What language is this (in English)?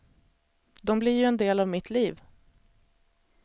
Swedish